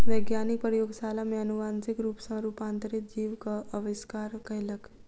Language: Maithili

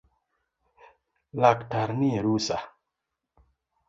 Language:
Luo (Kenya and Tanzania)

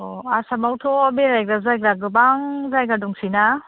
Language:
Bodo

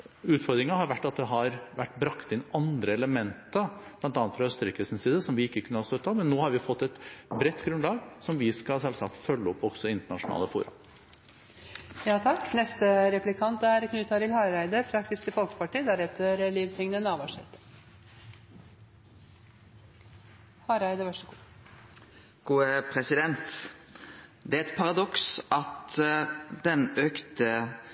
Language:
Norwegian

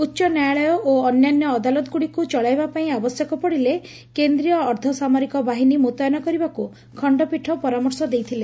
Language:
Odia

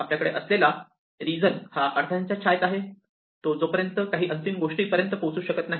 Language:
Marathi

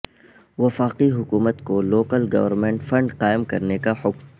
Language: Urdu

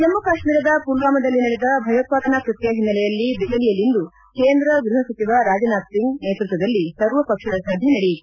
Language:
Kannada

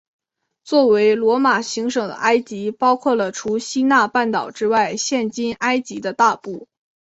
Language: Chinese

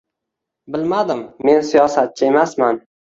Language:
Uzbek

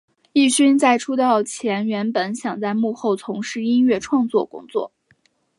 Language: Chinese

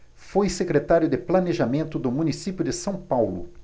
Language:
Portuguese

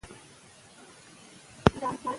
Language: Pashto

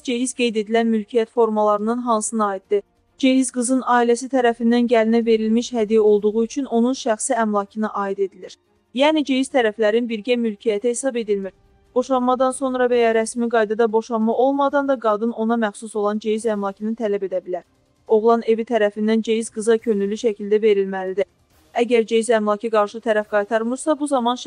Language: Turkish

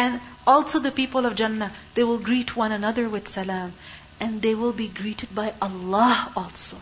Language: English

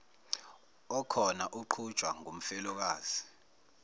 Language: Zulu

